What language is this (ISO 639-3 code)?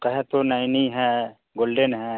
hin